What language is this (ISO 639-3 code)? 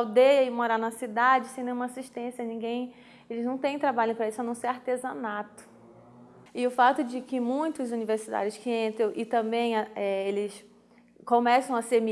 por